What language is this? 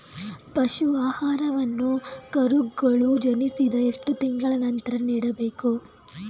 Kannada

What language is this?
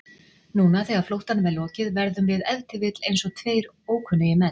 Icelandic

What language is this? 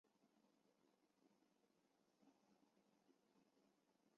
Chinese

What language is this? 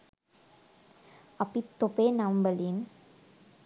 Sinhala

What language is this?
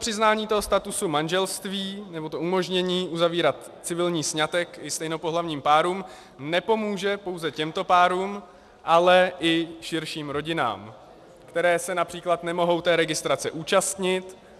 Czech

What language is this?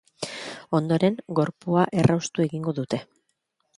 Basque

